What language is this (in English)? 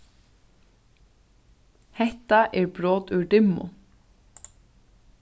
Faroese